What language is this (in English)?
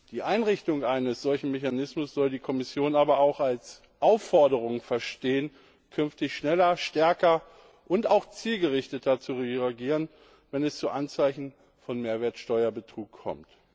German